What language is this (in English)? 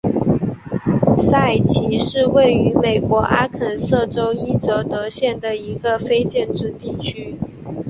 Chinese